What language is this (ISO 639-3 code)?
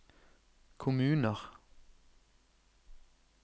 nor